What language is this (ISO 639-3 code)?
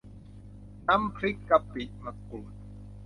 tha